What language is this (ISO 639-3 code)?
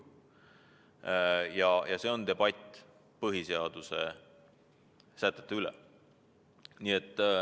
est